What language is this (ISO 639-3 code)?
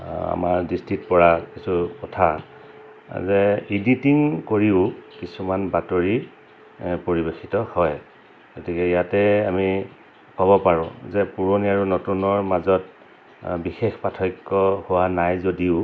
asm